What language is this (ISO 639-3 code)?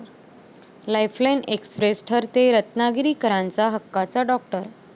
mar